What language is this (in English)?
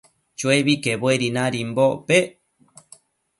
Matsés